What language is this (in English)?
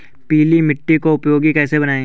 Hindi